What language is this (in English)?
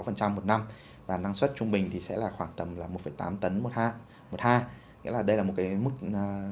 Vietnamese